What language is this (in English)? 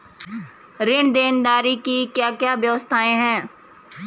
Hindi